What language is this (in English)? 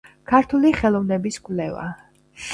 Georgian